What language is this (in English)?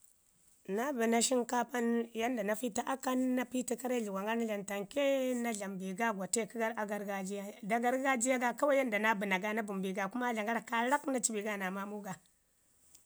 Ngizim